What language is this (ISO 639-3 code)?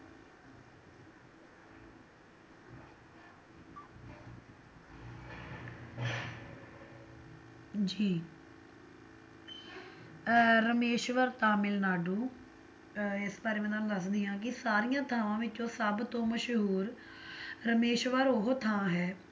pan